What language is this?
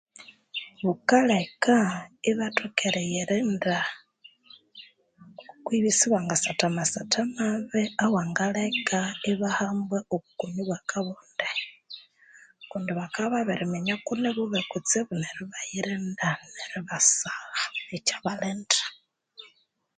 Konzo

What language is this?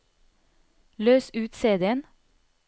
Norwegian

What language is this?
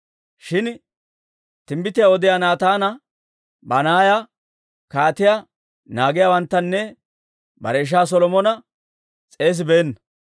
Dawro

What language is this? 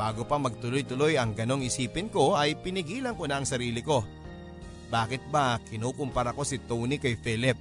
Filipino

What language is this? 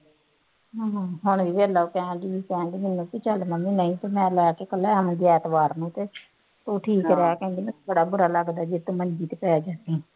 Punjabi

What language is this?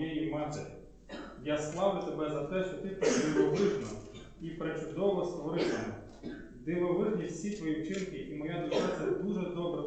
Ukrainian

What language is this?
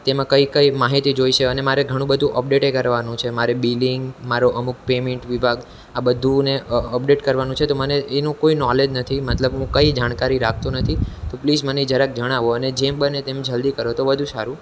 Gujarati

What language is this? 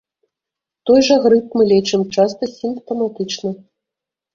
Belarusian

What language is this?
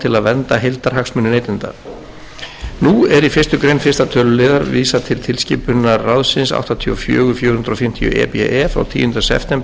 Icelandic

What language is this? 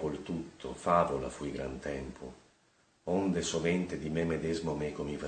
Italian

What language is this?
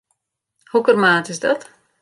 Western Frisian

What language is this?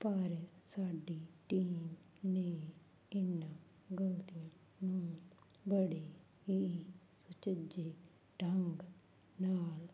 Punjabi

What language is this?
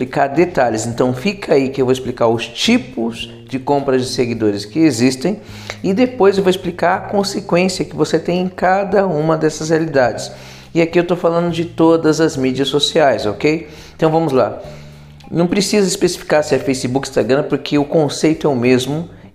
Portuguese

